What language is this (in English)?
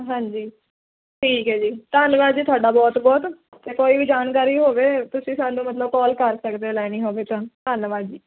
Punjabi